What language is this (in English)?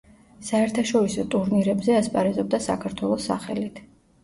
Georgian